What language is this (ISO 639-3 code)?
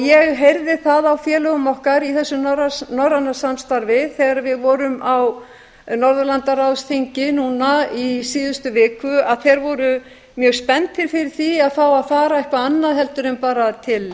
isl